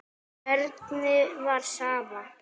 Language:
Icelandic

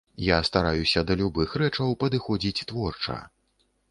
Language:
Belarusian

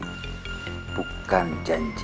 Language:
Indonesian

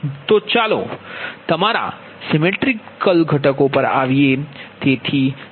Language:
Gujarati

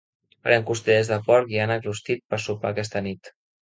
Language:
Catalan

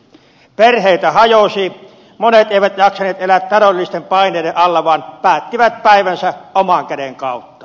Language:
Finnish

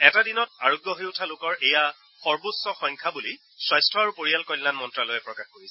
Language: Assamese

